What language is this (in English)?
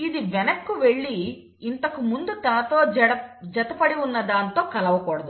Telugu